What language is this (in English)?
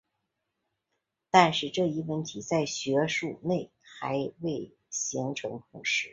Chinese